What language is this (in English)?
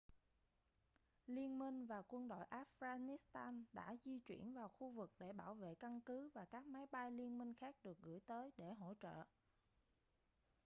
Vietnamese